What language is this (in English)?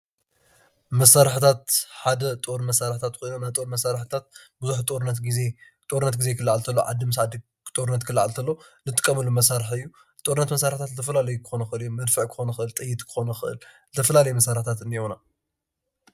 Tigrinya